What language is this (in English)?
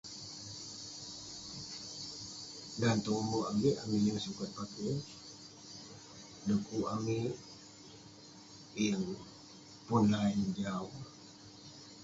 Western Penan